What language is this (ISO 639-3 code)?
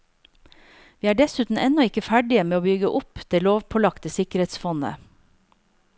nor